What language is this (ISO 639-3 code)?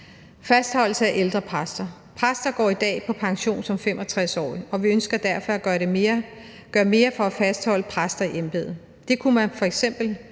dan